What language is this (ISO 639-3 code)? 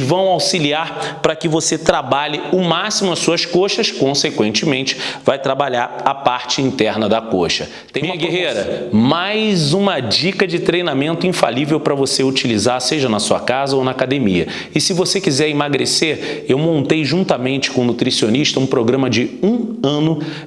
por